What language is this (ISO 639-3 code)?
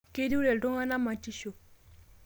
mas